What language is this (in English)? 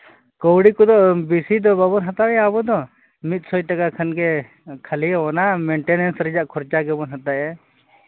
Santali